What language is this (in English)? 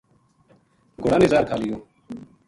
Gujari